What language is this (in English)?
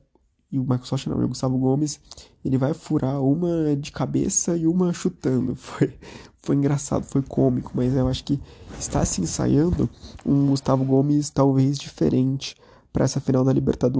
Portuguese